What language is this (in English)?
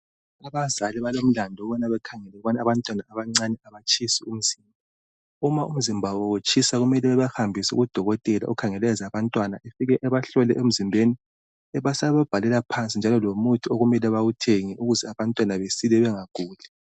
North Ndebele